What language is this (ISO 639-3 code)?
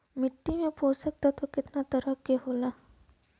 bho